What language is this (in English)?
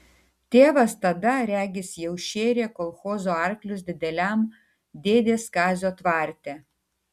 Lithuanian